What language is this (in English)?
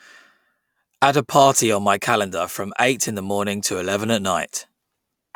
English